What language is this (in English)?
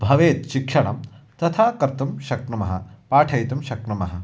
Sanskrit